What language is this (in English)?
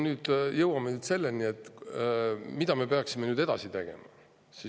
Estonian